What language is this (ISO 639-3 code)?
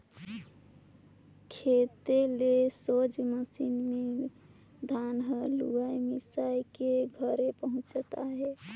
hne